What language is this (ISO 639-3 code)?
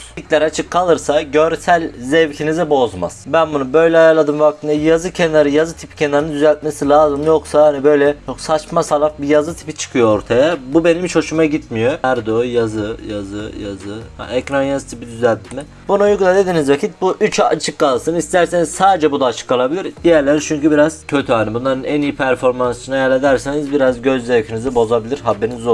tur